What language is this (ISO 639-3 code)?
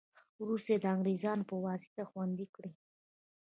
pus